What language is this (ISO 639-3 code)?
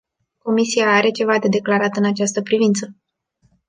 ron